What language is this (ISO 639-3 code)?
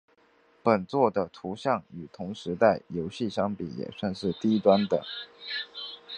zho